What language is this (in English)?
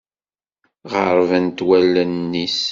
Kabyle